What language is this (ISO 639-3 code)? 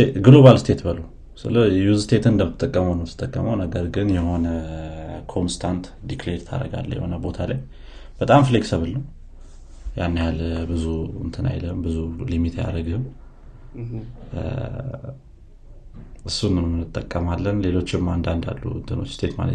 amh